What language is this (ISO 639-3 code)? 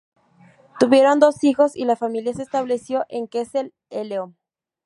spa